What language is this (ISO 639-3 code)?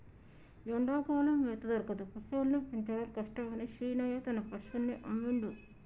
tel